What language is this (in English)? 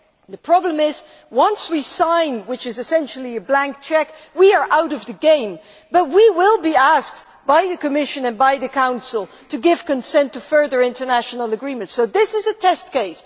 English